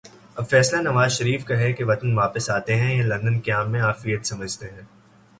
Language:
Urdu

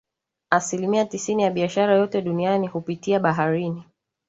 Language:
Swahili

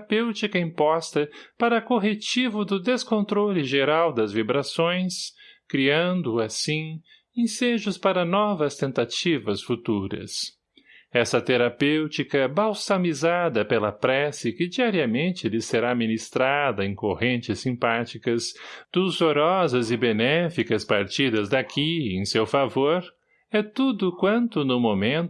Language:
Portuguese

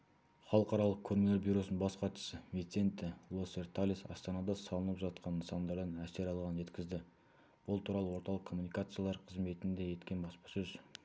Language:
Kazakh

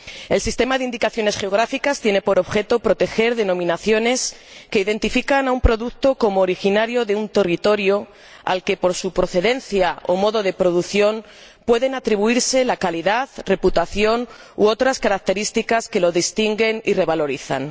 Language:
Spanish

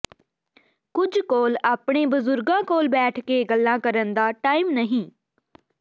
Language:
Punjabi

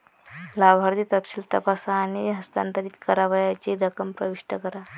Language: Marathi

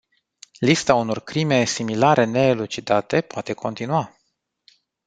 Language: Romanian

